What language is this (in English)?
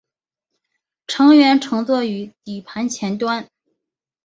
Chinese